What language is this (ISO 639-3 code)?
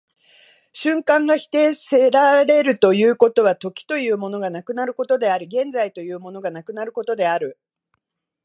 jpn